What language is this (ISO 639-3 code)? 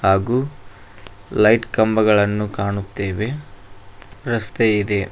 kan